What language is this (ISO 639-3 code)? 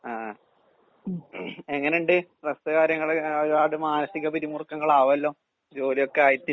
mal